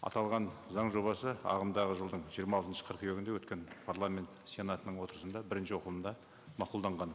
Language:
Kazakh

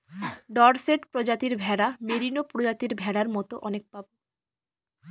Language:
Bangla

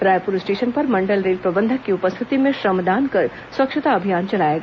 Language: Hindi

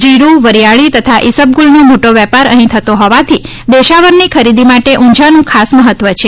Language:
Gujarati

